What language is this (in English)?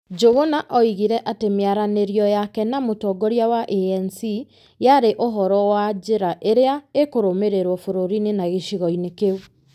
Kikuyu